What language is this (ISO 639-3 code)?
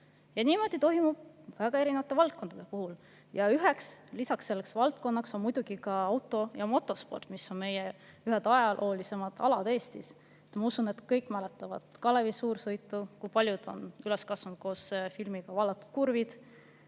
est